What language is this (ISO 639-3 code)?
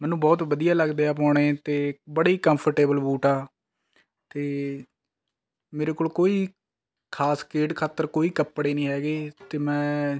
pan